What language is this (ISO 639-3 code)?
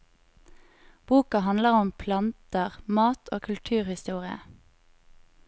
nor